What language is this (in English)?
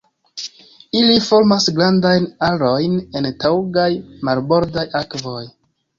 Esperanto